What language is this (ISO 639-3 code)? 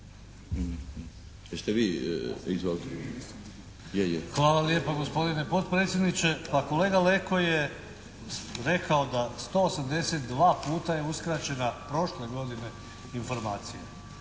hrv